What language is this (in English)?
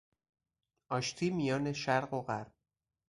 Persian